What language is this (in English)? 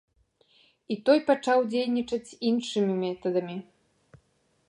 Belarusian